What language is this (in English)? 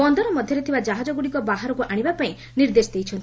Odia